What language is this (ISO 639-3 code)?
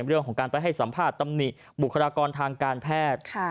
tha